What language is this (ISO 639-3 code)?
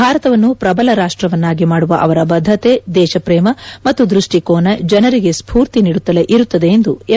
kan